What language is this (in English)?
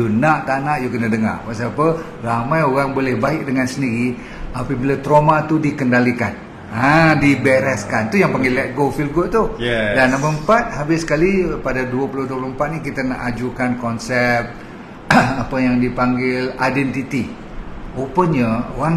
Malay